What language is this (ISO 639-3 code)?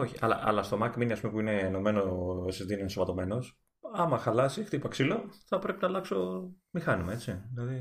ell